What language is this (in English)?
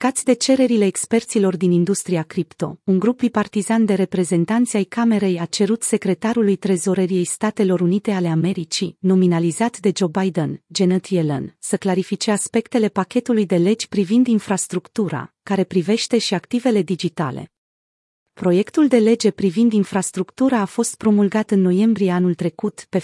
Romanian